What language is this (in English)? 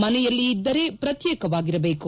Kannada